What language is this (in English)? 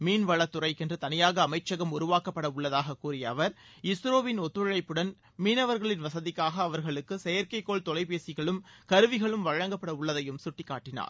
Tamil